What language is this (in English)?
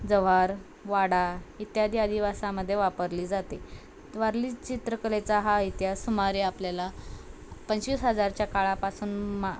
Marathi